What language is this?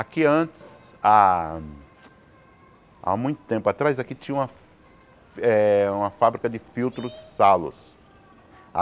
Portuguese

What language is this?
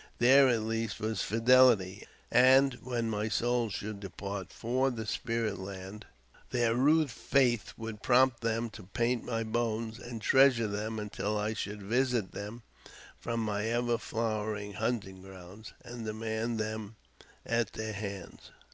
English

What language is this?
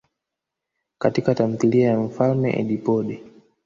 Swahili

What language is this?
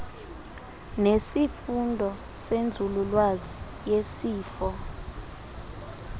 Xhosa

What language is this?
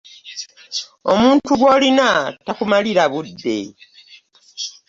Ganda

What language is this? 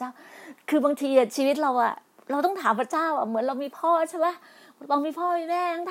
Thai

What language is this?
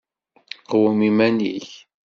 Kabyle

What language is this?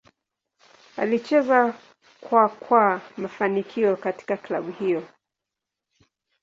Swahili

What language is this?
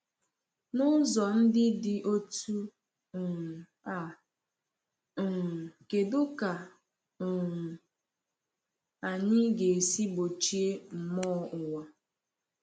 Igbo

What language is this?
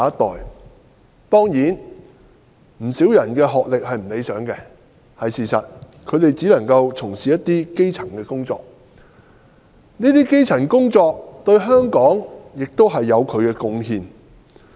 Cantonese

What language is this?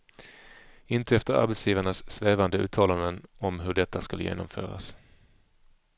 Swedish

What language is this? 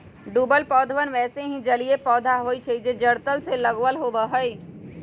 Magahi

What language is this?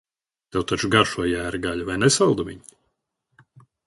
Latvian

